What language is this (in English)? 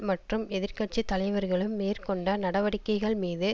Tamil